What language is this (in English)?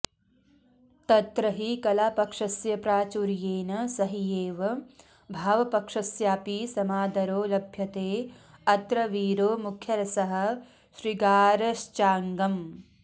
Sanskrit